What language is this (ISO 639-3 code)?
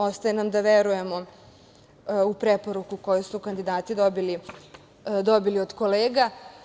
srp